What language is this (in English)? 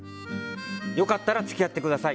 Japanese